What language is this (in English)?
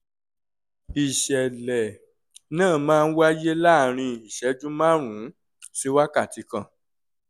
Yoruba